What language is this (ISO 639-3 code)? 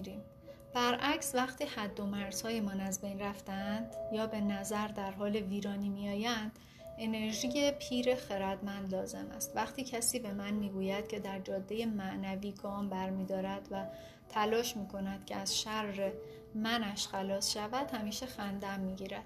fas